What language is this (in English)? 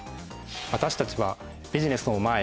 Japanese